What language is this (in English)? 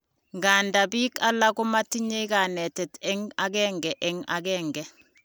Kalenjin